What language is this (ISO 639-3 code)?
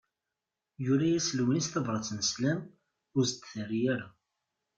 kab